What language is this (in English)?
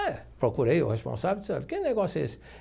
Portuguese